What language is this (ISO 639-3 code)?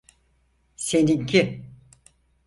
tur